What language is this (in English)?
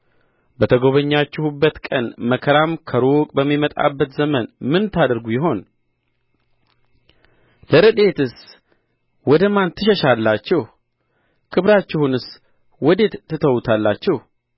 Amharic